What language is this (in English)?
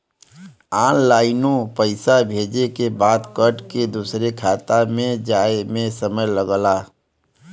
Bhojpuri